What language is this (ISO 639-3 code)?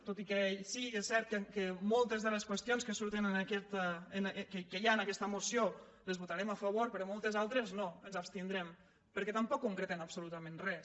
cat